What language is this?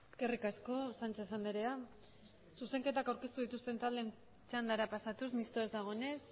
Basque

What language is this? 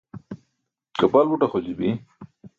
Burushaski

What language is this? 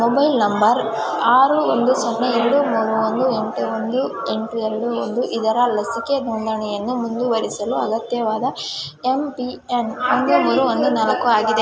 Kannada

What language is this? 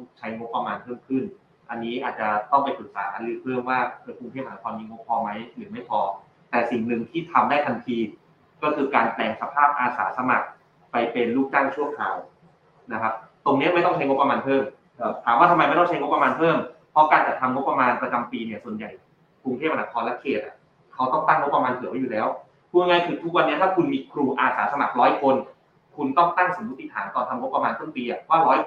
Thai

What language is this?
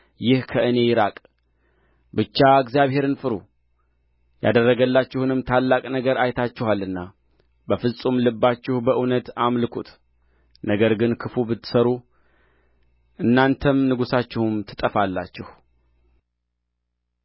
Amharic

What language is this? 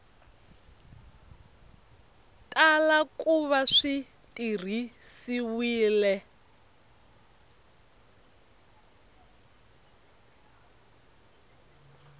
Tsonga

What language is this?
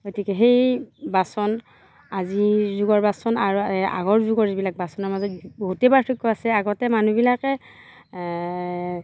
Assamese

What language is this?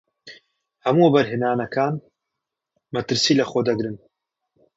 Central Kurdish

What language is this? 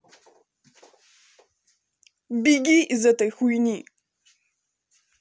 Russian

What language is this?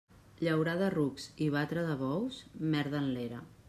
Catalan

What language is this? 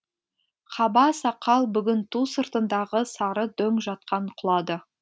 Kazakh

